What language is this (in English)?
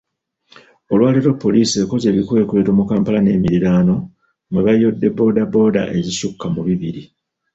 Ganda